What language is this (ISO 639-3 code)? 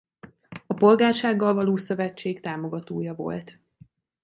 hun